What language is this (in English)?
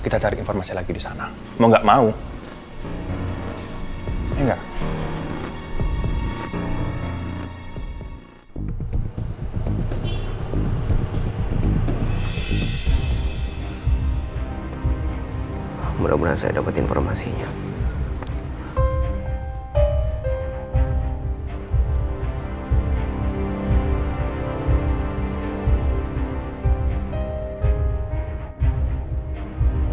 Indonesian